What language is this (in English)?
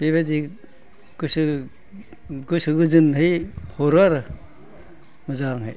Bodo